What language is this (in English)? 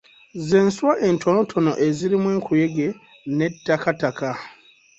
Ganda